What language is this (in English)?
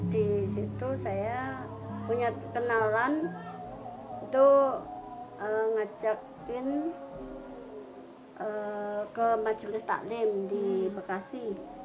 Indonesian